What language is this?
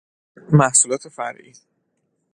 Persian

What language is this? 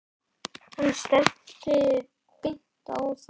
Icelandic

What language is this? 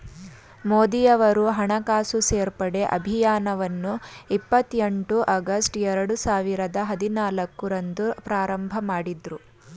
Kannada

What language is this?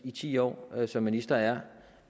Danish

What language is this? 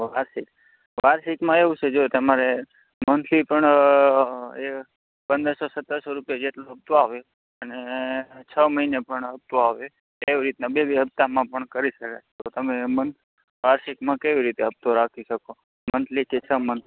Gujarati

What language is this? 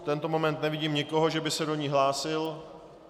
Czech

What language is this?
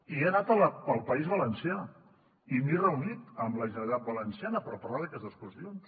Catalan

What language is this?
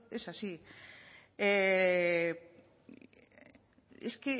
Spanish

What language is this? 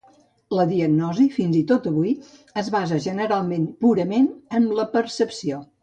Catalan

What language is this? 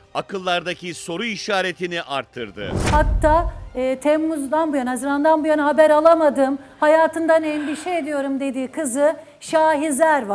Turkish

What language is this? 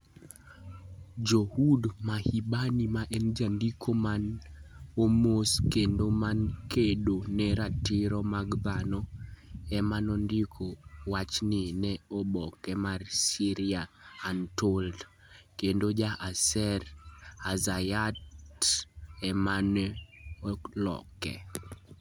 Luo (Kenya and Tanzania)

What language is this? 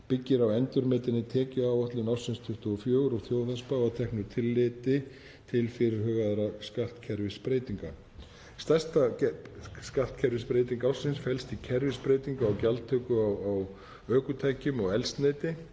Icelandic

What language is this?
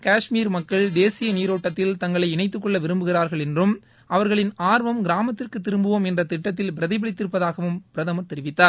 Tamil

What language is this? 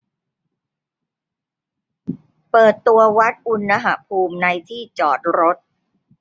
Thai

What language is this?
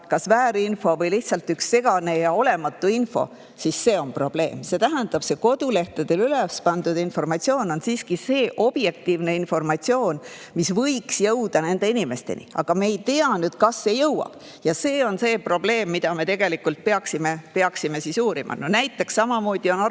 Estonian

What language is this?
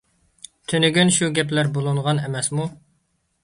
Uyghur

